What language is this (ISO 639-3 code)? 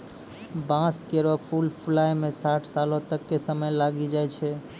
mai